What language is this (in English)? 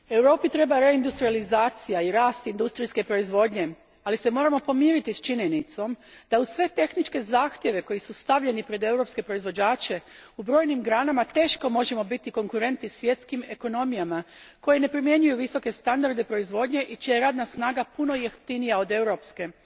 Croatian